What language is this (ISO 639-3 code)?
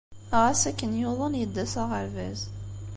kab